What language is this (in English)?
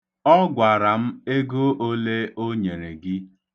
Igbo